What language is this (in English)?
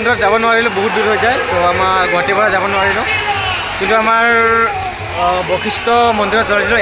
Arabic